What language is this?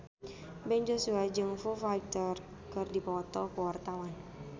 Sundanese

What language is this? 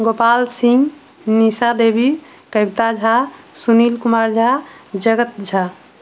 Maithili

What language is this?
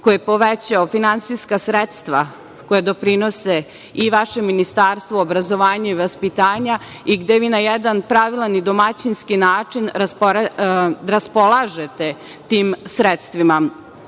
Serbian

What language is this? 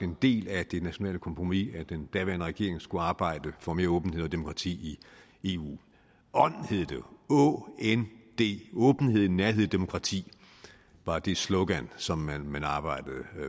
Danish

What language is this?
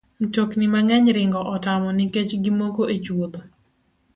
Luo (Kenya and Tanzania)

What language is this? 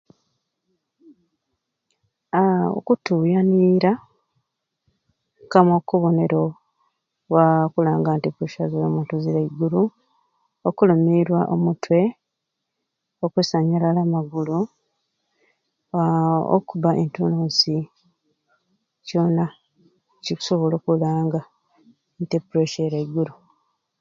Ruuli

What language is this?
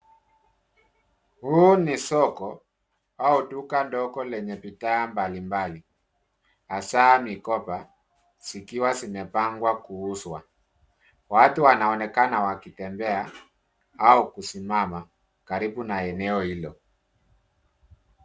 Swahili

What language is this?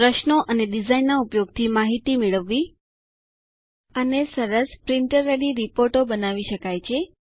Gujarati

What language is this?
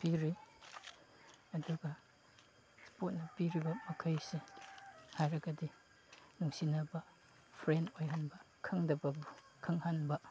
Manipuri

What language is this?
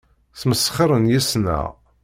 Kabyle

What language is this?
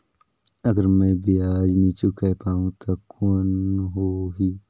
Chhattisgarhi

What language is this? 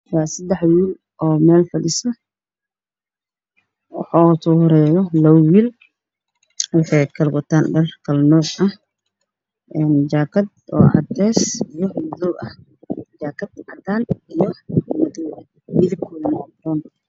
Somali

